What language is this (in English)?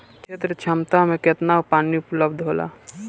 Bhojpuri